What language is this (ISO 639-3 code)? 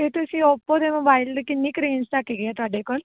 pan